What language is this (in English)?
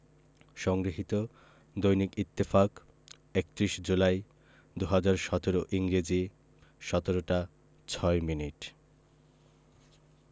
Bangla